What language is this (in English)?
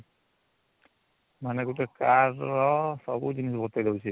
Odia